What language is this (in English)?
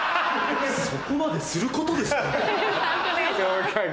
Japanese